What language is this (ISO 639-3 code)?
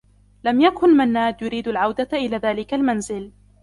ara